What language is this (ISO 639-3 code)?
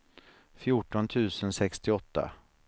swe